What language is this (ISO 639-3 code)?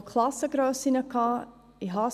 gsw